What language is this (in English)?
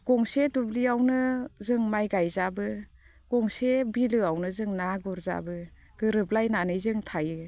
Bodo